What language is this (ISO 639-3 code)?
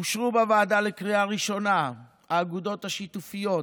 heb